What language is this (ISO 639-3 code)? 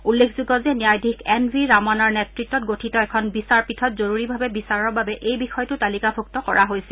asm